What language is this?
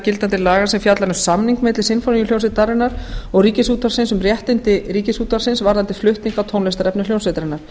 Icelandic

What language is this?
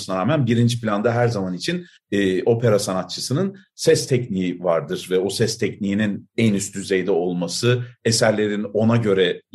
Turkish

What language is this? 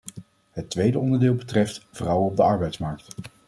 Dutch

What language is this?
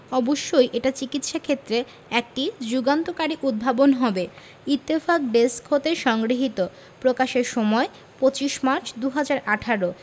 Bangla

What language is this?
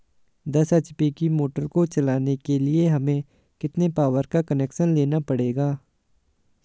Hindi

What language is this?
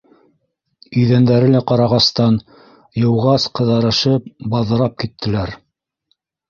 Bashkir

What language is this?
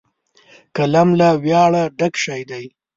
Pashto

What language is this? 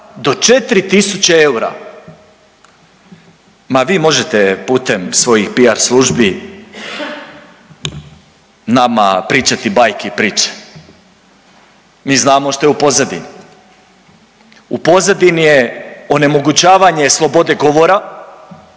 Croatian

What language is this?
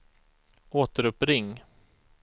Swedish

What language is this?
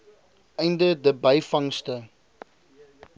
Afrikaans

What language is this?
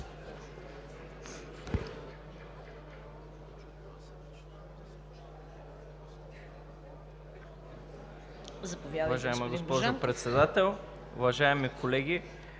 Bulgarian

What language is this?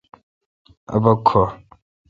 Kalkoti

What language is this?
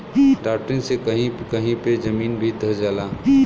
Bhojpuri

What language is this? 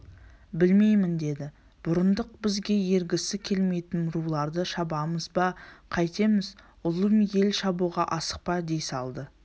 Kazakh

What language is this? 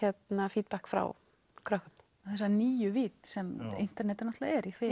Icelandic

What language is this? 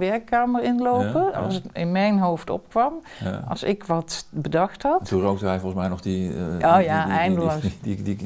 Dutch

